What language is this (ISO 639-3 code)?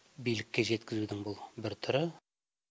kaz